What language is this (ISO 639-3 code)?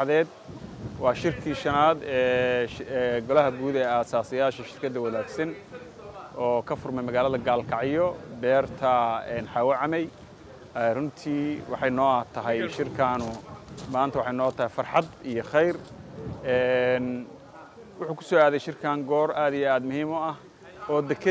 ara